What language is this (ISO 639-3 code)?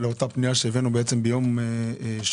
heb